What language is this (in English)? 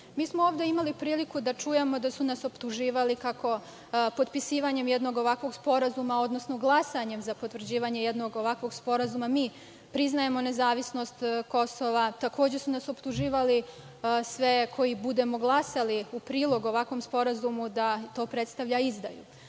Serbian